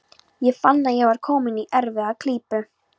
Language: Icelandic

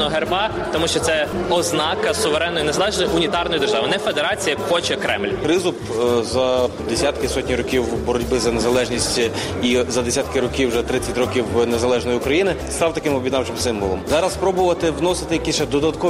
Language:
Ukrainian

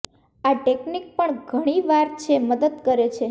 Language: Gujarati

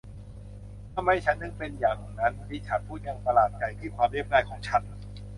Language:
Thai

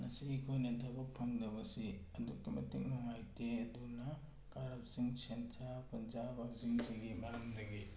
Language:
Manipuri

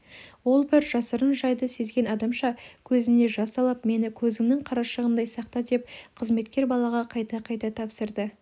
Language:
Kazakh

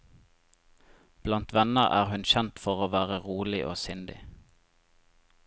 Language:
Norwegian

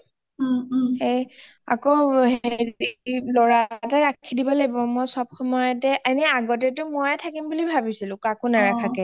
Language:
Assamese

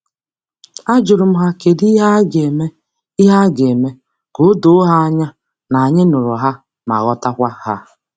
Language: Igbo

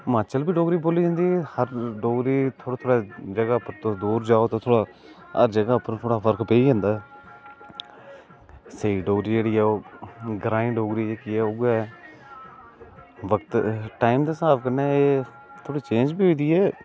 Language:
Dogri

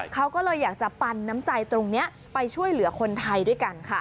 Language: Thai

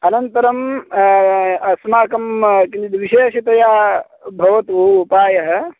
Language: Sanskrit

